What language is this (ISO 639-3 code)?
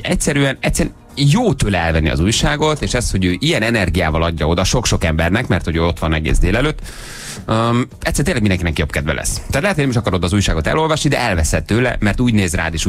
hun